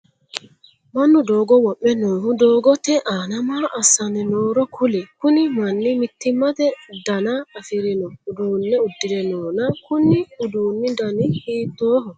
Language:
Sidamo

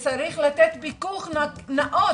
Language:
Hebrew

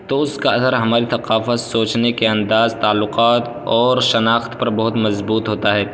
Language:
Urdu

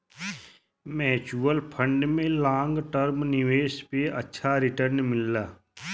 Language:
Bhojpuri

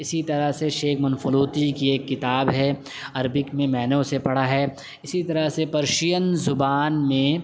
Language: Urdu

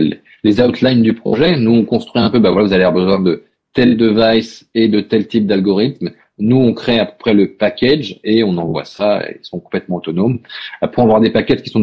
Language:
French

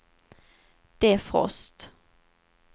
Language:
Swedish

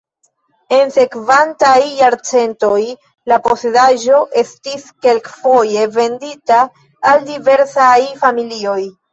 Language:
Esperanto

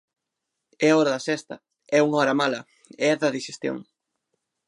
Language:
Galician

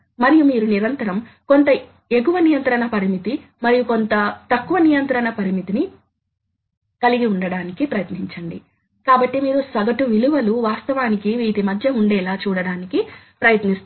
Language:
Telugu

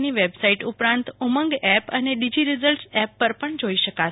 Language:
Gujarati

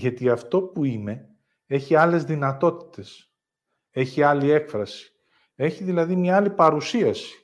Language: Greek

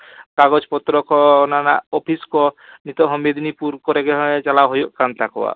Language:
Santali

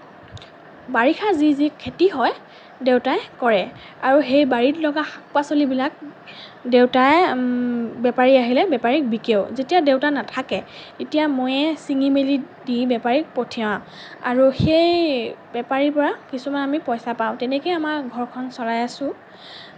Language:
Assamese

